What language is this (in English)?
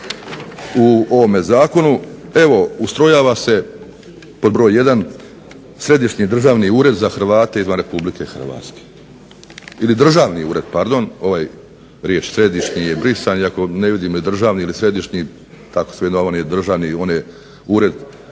Croatian